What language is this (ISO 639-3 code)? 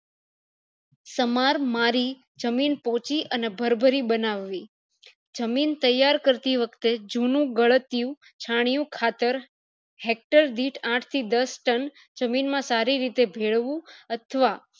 guj